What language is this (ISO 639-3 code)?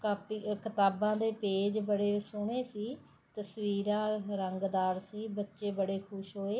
pan